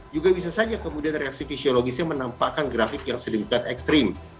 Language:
Indonesian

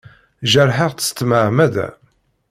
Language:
Kabyle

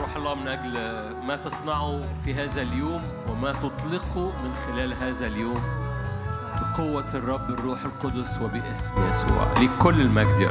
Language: Arabic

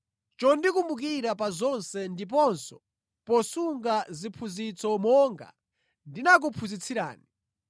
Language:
Nyanja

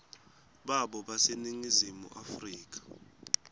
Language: Swati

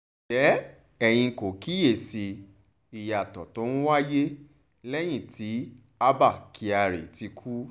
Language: Yoruba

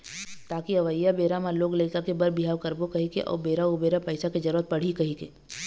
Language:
Chhattisgarhi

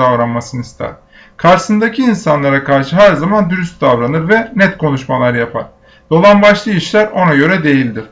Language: Turkish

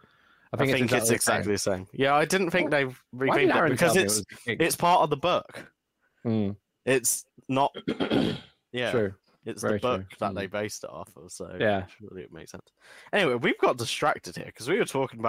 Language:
English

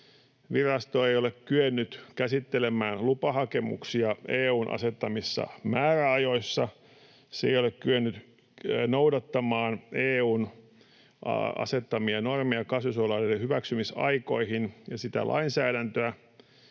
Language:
Finnish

